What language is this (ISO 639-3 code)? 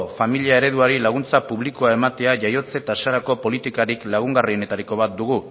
eus